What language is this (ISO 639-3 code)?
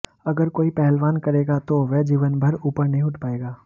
hin